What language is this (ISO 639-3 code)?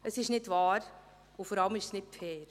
gsw